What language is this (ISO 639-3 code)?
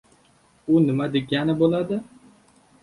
uzb